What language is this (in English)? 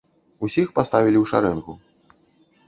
Belarusian